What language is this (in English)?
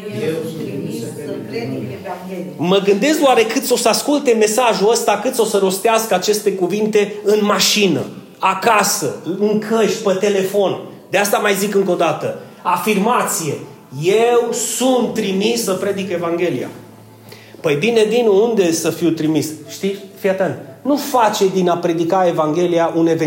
Romanian